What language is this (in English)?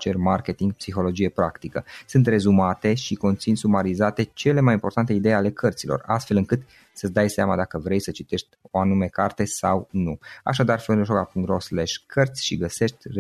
Romanian